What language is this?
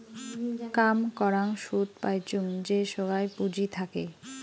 Bangla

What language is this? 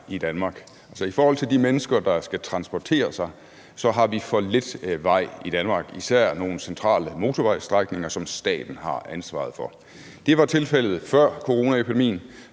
Danish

